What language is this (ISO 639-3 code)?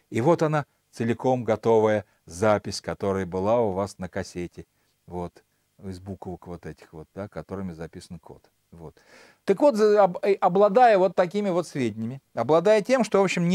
rus